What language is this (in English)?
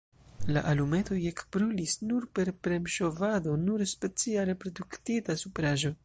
Esperanto